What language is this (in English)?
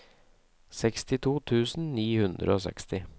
Norwegian